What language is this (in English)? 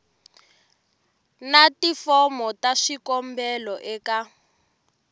Tsonga